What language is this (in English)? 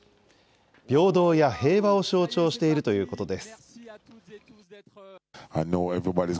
Japanese